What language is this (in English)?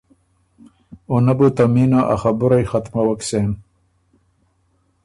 Ormuri